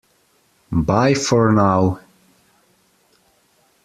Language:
English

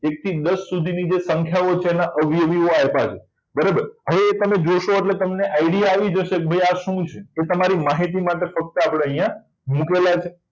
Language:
Gujarati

